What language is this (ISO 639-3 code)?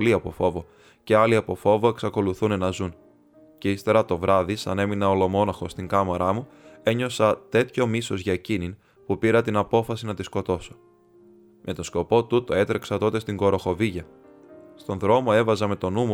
ell